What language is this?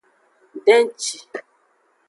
Aja (Benin)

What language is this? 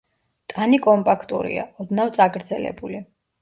Georgian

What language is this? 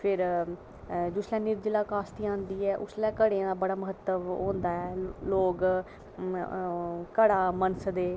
Dogri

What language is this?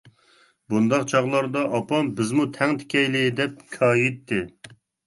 Uyghur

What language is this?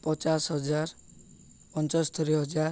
Odia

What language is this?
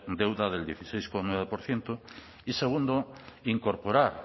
Spanish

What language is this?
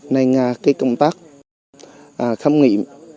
Vietnamese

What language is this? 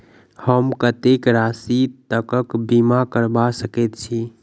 Maithili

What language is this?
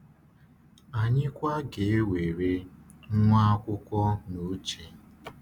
Igbo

